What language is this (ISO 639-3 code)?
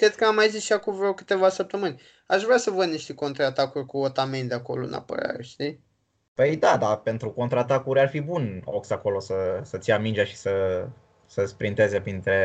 ron